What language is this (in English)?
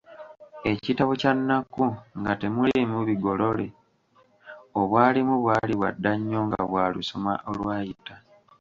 Ganda